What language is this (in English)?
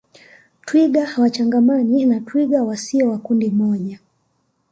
Swahili